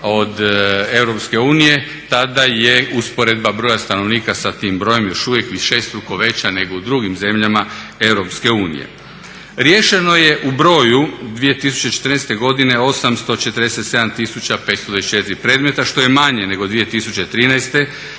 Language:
Croatian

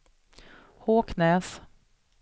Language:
Swedish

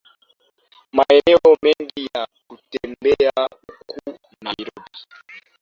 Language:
Swahili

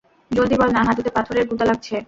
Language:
Bangla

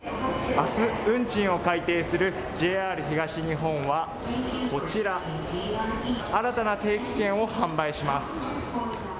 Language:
Japanese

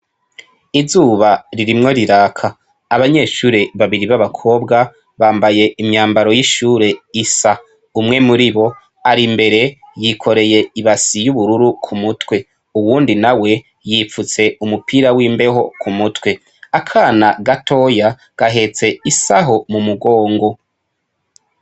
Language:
Rundi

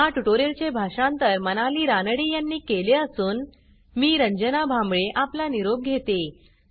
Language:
Marathi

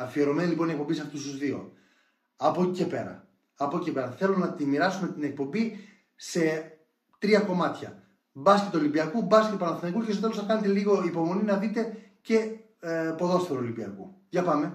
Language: Greek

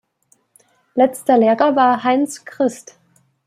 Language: German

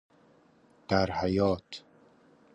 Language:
Persian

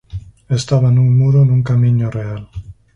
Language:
Galician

